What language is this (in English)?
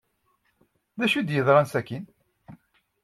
Kabyle